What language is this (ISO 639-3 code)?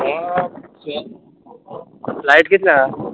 kok